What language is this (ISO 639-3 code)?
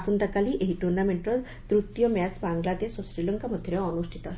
ori